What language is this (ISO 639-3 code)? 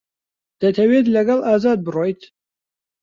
ckb